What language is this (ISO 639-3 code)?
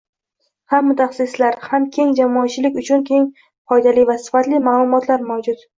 uzb